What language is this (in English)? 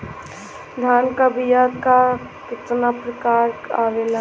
Bhojpuri